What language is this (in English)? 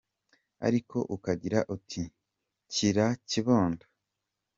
Kinyarwanda